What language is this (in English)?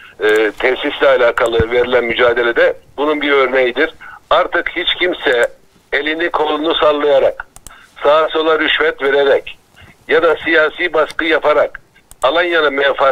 Turkish